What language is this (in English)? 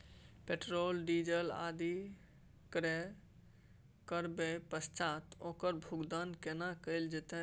Maithili